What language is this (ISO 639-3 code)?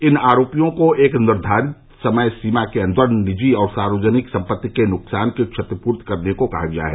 hin